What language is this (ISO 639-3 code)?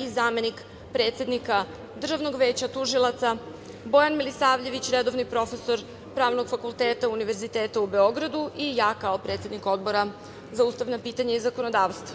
srp